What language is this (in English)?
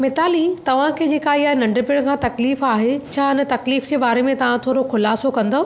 Sindhi